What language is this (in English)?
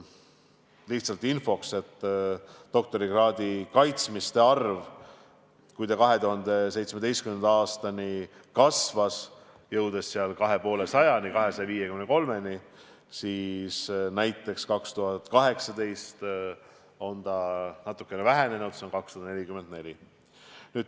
Estonian